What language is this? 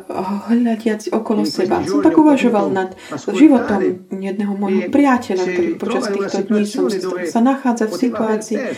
Slovak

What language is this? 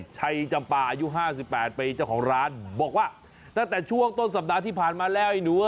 Thai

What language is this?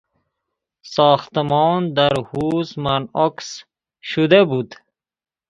Persian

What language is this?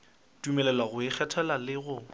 Northern Sotho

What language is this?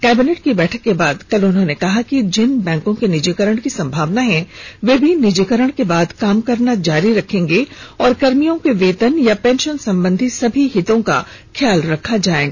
Hindi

